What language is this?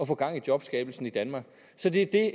Danish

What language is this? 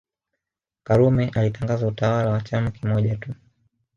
Swahili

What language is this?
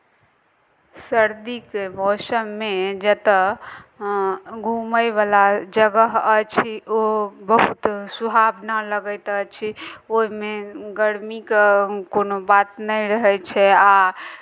Maithili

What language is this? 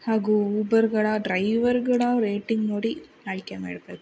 Kannada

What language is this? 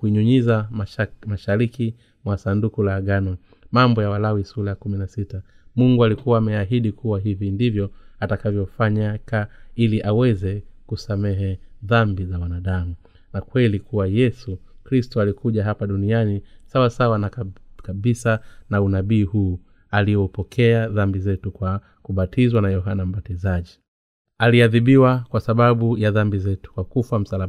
Swahili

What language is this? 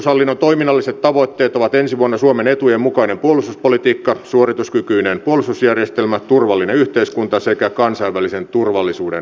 Finnish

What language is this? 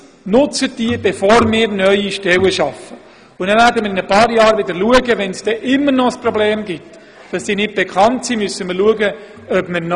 Swiss German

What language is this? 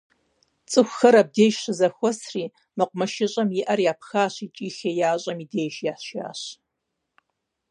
Kabardian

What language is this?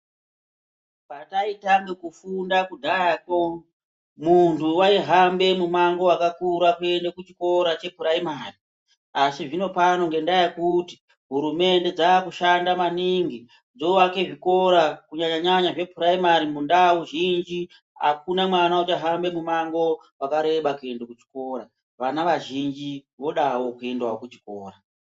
Ndau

